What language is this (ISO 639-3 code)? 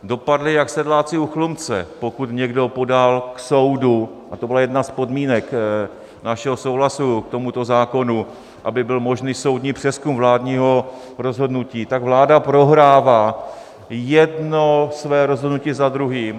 ces